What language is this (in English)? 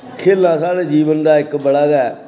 Dogri